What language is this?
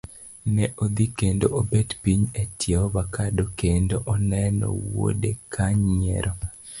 Luo (Kenya and Tanzania)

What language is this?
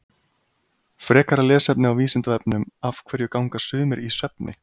Icelandic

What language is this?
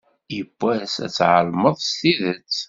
Kabyle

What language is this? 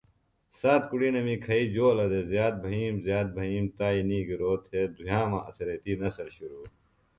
Phalura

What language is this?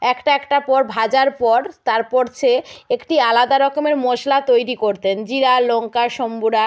Bangla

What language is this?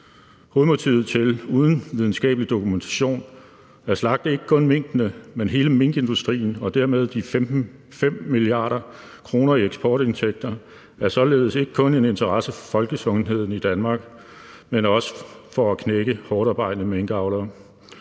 Danish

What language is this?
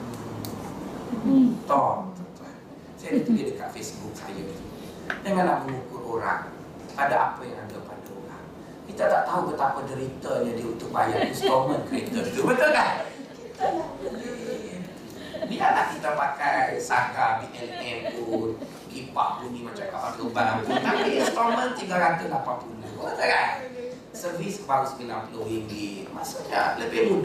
Malay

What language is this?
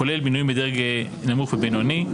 Hebrew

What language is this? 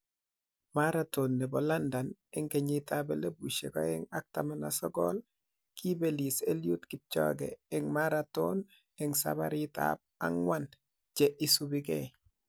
Kalenjin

